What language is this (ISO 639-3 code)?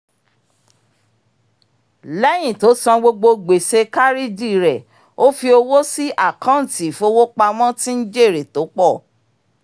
yor